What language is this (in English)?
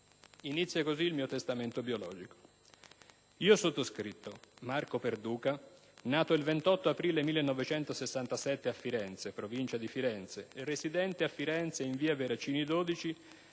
Italian